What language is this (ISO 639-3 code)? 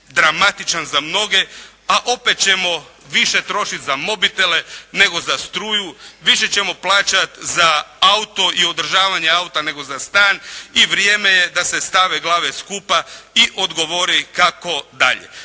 hrv